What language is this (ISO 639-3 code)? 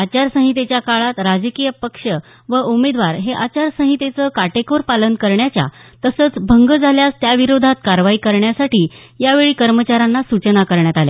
mar